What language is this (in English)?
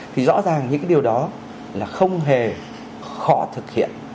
Vietnamese